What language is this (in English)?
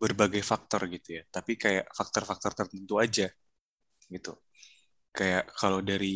Indonesian